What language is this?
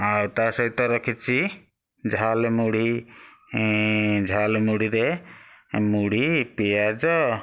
Odia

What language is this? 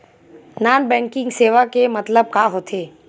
Chhattisgarhi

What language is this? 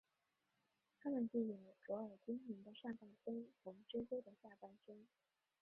Chinese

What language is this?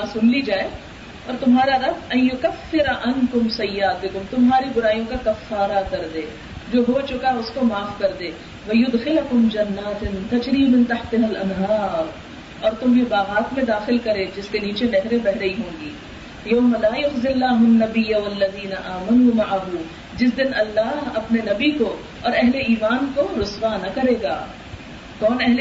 Urdu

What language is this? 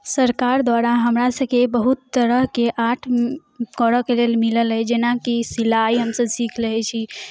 Maithili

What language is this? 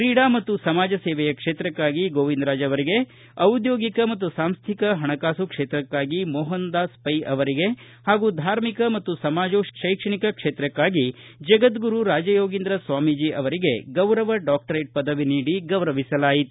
Kannada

